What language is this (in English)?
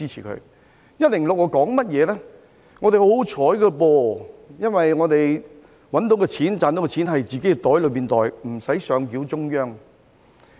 Cantonese